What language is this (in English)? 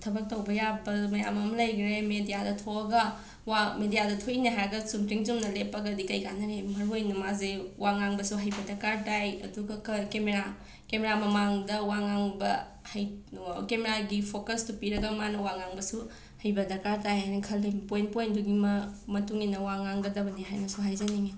Manipuri